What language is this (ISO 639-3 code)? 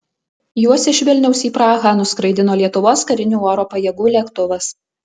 lit